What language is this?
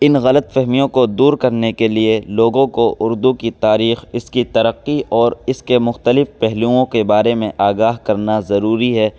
Urdu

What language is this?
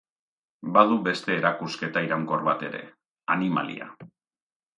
Basque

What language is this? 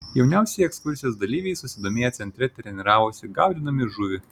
Lithuanian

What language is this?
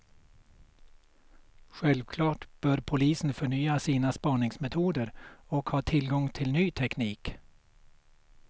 Swedish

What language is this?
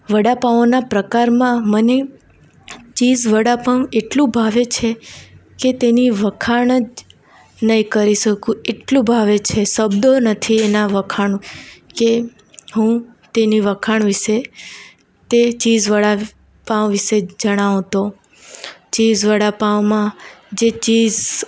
Gujarati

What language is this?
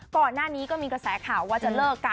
Thai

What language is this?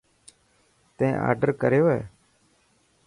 Dhatki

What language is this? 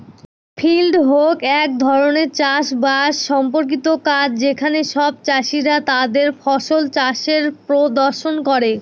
Bangla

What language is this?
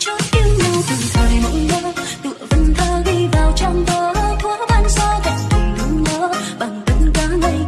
Vietnamese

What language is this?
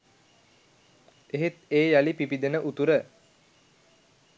Sinhala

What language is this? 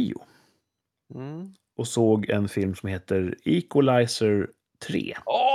Swedish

